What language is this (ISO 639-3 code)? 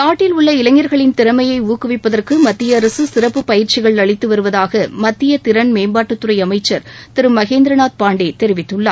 tam